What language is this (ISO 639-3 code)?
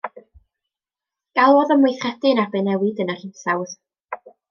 cym